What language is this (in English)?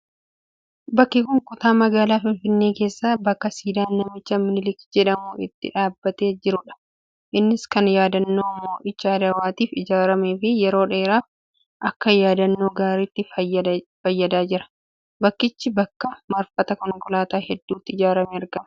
Oromo